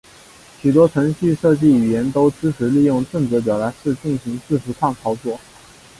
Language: Chinese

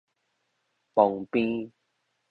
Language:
Min Nan Chinese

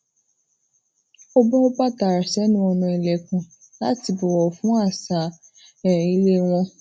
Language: Yoruba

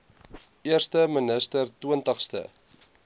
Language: Afrikaans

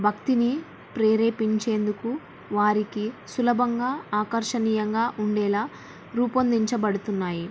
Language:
Telugu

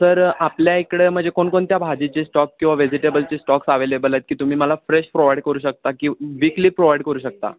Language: Marathi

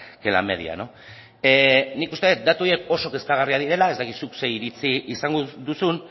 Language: Basque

